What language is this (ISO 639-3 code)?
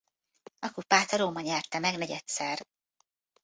hun